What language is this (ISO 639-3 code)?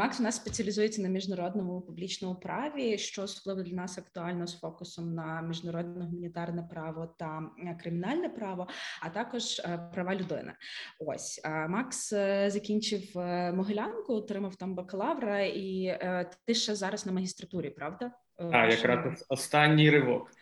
ukr